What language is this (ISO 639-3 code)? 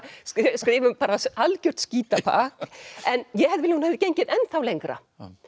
isl